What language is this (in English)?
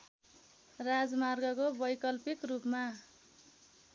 Nepali